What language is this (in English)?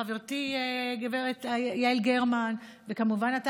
Hebrew